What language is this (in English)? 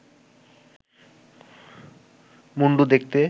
Bangla